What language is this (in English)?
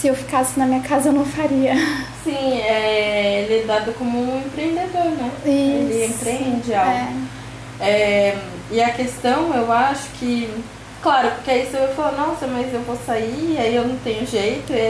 Portuguese